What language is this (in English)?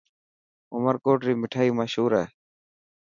Dhatki